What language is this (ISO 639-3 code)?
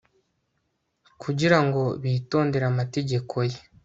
kin